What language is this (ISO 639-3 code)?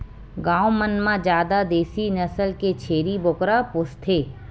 hne